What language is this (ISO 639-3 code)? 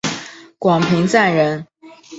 zho